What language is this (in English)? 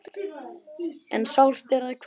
Icelandic